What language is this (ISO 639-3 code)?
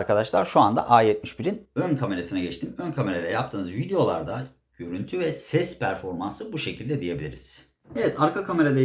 tur